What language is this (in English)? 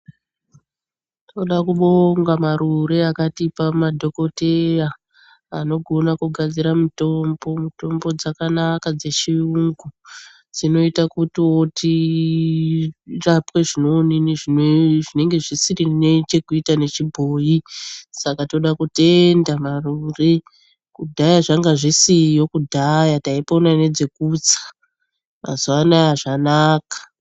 Ndau